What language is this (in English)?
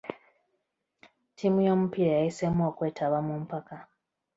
Ganda